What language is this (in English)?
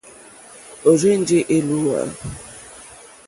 Mokpwe